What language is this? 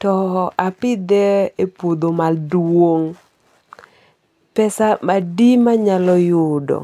Luo (Kenya and Tanzania)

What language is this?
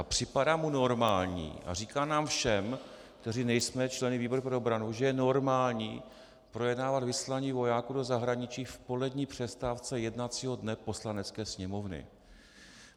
Czech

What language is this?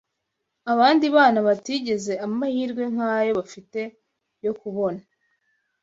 Kinyarwanda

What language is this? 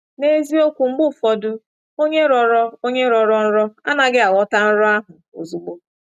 Igbo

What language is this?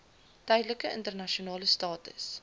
Afrikaans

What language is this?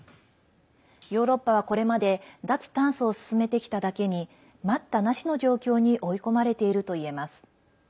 Japanese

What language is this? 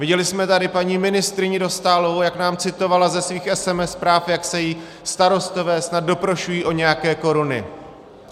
Czech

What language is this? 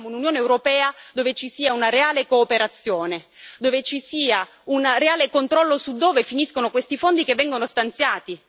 Italian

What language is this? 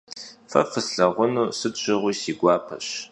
Kabardian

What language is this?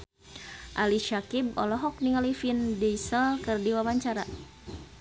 Sundanese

